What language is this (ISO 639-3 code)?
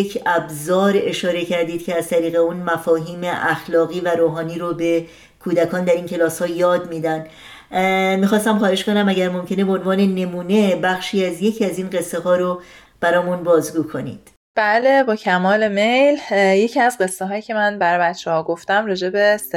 fas